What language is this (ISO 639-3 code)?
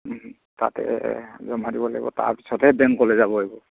asm